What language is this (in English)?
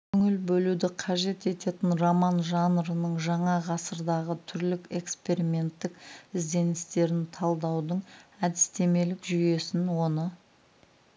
Kazakh